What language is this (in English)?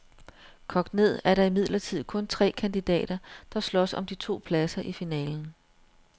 Danish